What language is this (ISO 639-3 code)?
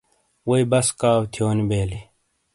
scl